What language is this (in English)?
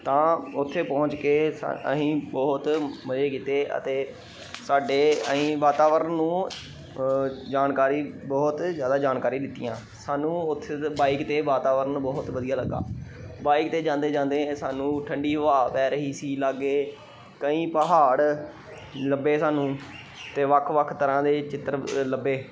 Punjabi